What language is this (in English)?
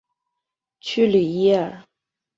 Chinese